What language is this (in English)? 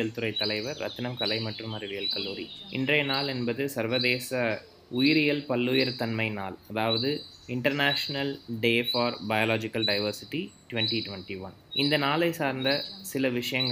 Tamil